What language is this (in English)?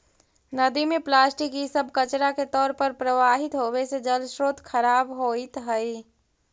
Magahi